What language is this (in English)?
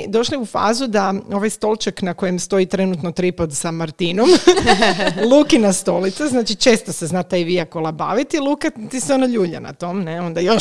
Croatian